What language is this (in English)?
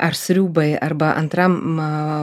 Lithuanian